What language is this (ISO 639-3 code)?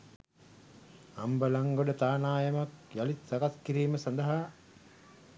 sin